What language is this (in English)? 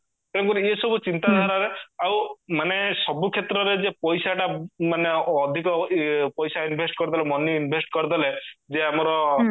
Odia